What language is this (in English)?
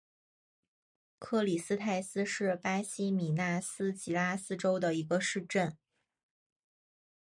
Chinese